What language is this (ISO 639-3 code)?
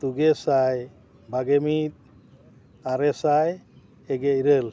sat